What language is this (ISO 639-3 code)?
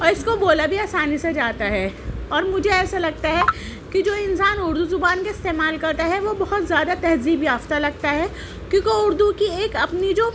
urd